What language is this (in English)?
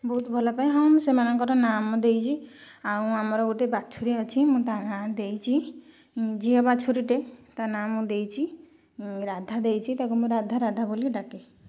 Odia